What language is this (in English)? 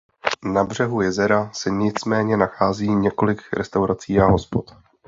Czech